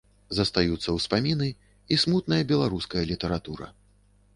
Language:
Belarusian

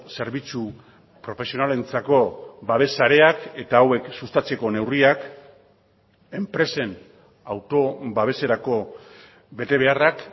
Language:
Basque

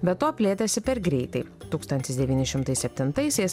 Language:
Lithuanian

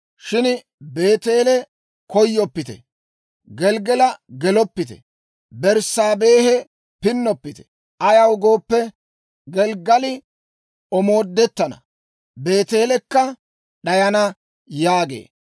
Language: Dawro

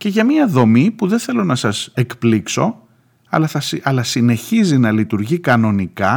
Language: Greek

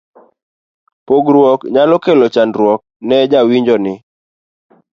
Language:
Luo (Kenya and Tanzania)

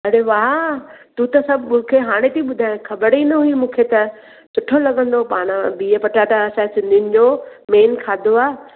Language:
Sindhi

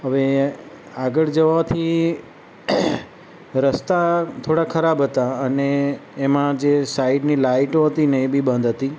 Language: Gujarati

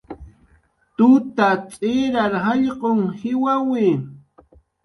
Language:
Jaqaru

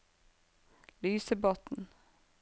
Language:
Norwegian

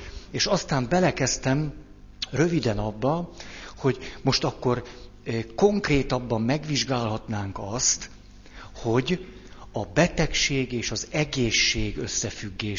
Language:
Hungarian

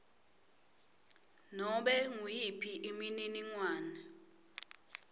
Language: Swati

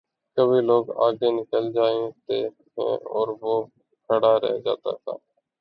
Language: Urdu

